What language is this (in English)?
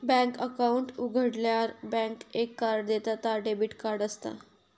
Marathi